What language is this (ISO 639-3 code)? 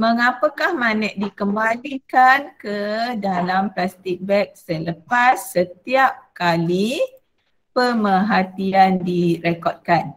msa